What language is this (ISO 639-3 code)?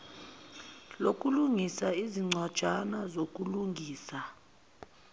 zul